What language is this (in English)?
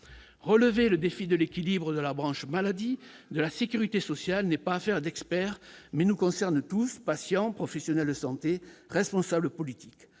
French